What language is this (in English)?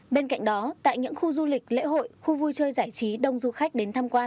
Vietnamese